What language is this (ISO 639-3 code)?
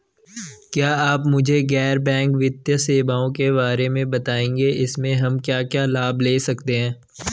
hin